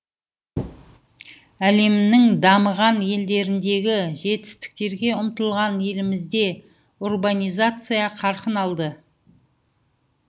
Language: Kazakh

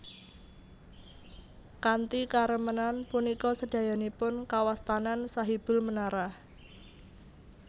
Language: Javanese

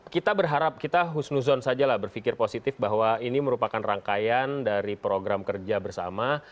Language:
Indonesian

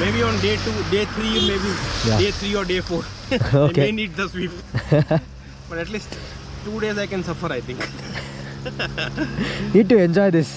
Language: Kannada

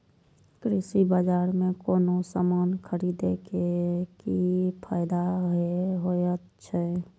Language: Maithili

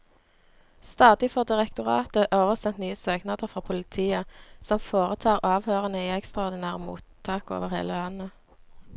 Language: Norwegian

